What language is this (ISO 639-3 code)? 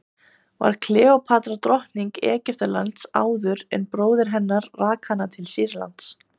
isl